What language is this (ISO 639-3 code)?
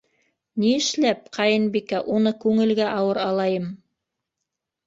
bak